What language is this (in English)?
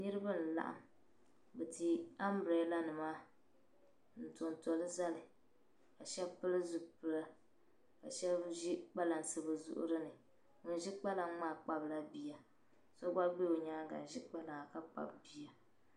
Dagbani